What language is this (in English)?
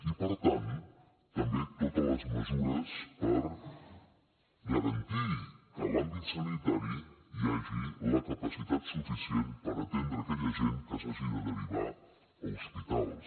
Catalan